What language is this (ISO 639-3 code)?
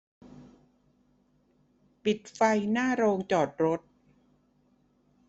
tha